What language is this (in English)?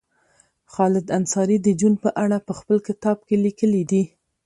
Pashto